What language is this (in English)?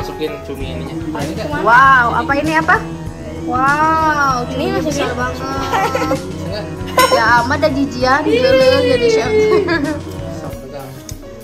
Indonesian